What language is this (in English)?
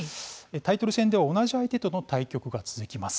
Japanese